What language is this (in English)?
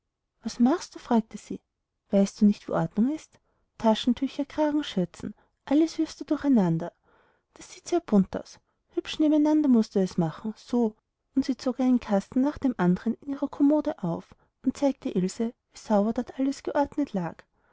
German